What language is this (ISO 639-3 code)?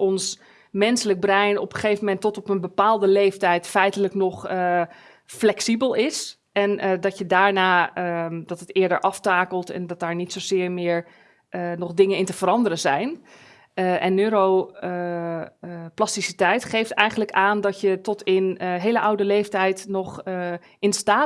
nld